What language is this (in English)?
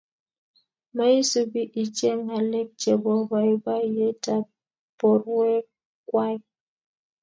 Kalenjin